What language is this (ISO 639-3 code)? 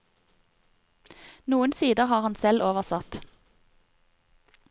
nor